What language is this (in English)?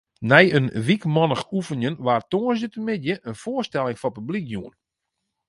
Western Frisian